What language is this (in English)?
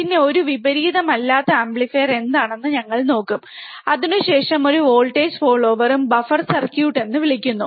Malayalam